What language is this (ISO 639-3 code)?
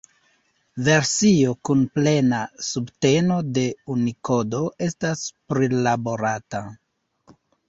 epo